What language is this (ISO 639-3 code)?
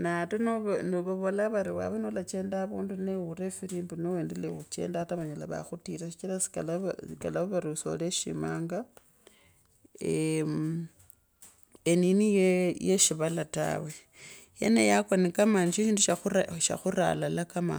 lkb